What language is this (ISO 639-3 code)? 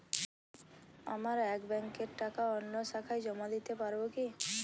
ben